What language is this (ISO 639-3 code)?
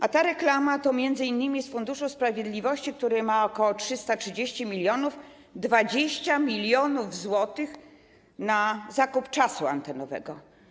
pol